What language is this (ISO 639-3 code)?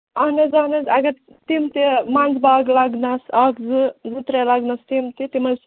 kas